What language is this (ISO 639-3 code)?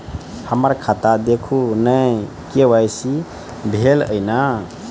mai